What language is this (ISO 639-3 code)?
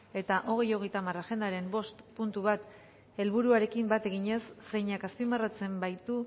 eus